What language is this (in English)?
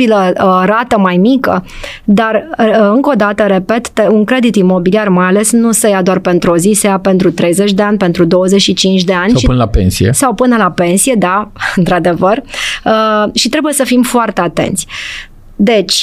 Romanian